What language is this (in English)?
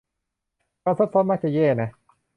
Thai